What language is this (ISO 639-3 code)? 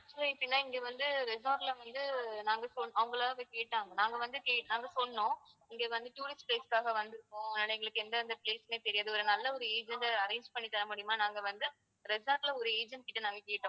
tam